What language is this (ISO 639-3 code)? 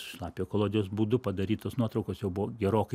lit